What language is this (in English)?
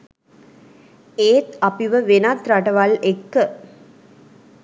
Sinhala